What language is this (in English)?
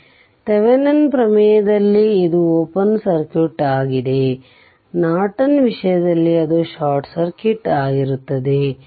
Kannada